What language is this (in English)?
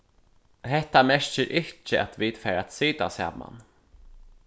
Faroese